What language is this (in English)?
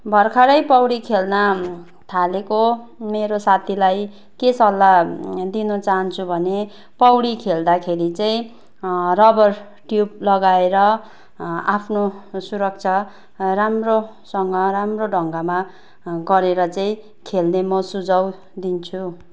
Nepali